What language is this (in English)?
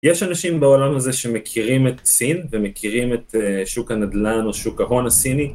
Hebrew